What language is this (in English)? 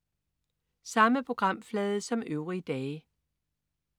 Danish